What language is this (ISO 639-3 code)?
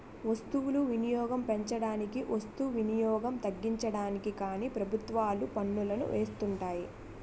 tel